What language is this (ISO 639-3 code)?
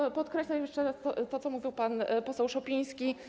pol